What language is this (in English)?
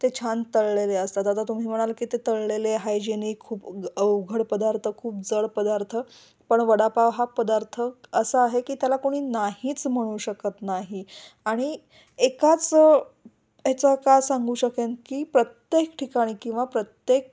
Marathi